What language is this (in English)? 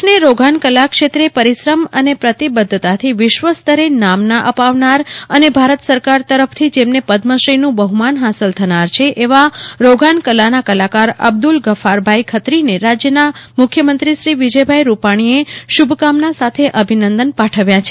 Gujarati